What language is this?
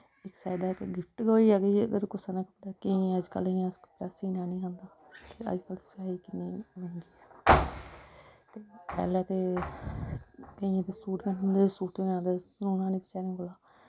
Dogri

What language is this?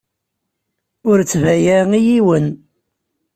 Kabyle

